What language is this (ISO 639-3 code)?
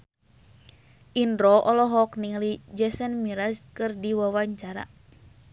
sun